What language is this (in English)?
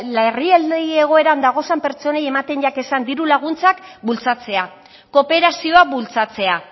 Basque